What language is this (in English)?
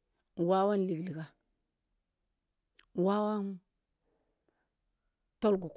Kulung (Nigeria)